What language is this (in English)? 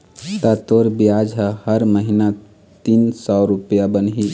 Chhattisgarhi